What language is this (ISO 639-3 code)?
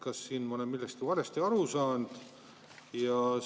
est